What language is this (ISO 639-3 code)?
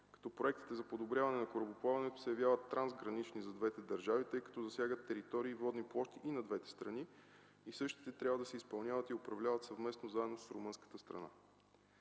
bul